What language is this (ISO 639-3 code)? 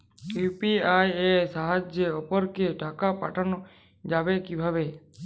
ben